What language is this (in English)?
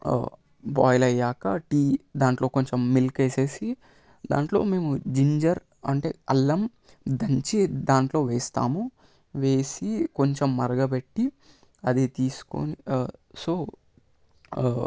Telugu